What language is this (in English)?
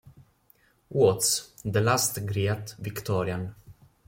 Italian